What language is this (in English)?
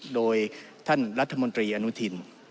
Thai